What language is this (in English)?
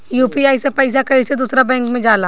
Bhojpuri